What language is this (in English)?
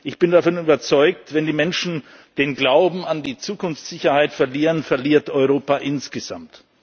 German